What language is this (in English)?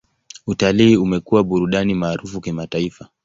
Swahili